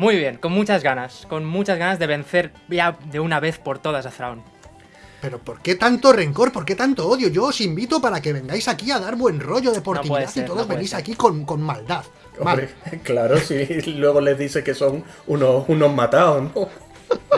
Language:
Spanish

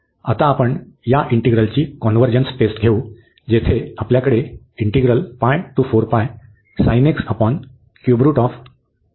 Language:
Marathi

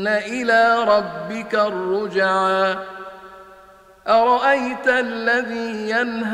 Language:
Arabic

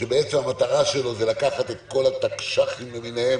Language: Hebrew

